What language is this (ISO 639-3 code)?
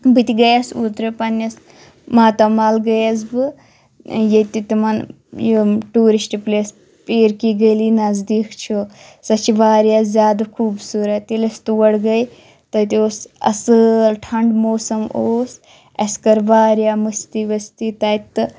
kas